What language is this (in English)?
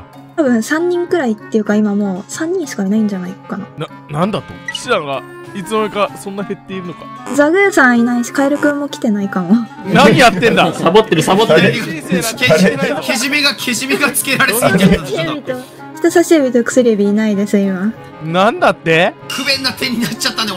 Japanese